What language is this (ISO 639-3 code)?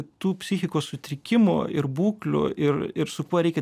lit